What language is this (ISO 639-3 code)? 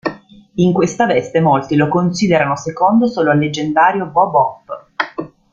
ita